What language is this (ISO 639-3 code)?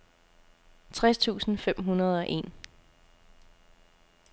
dan